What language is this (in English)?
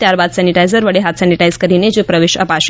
Gujarati